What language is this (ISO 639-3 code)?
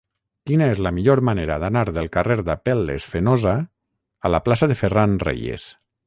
cat